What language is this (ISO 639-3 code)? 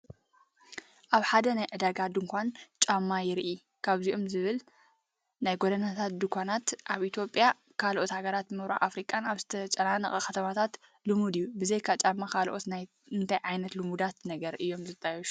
tir